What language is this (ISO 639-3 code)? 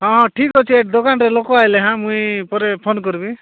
ori